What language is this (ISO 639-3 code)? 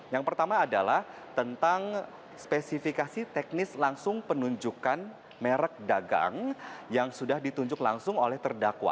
ind